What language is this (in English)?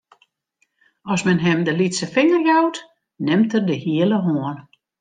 Western Frisian